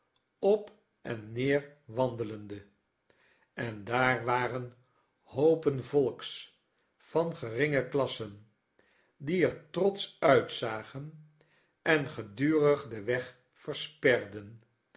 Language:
Dutch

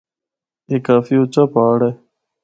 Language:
Northern Hindko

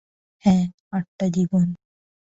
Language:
Bangla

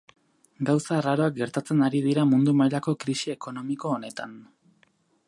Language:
Basque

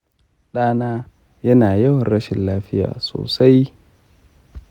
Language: Hausa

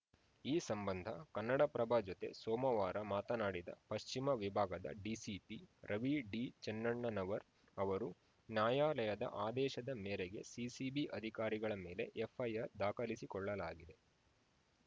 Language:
Kannada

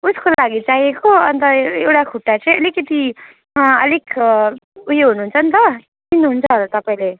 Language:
Nepali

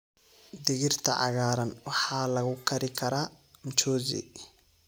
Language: Somali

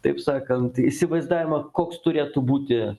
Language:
Lithuanian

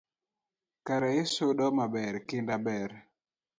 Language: Luo (Kenya and Tanzania)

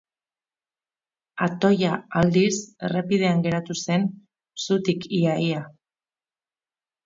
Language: Basque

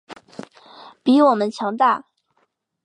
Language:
Chinese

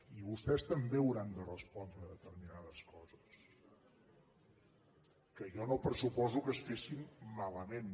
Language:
Catalan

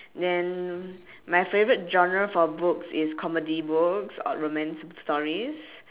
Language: English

